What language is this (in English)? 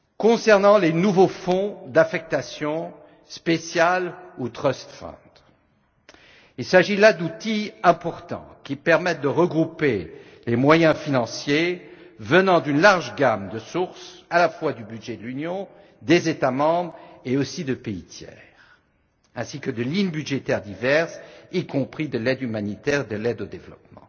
French